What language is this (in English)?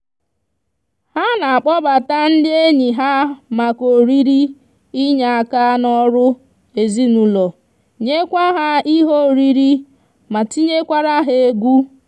Igbo